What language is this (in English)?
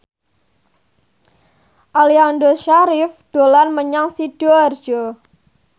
Javanese